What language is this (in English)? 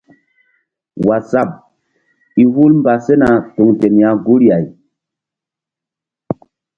Mbum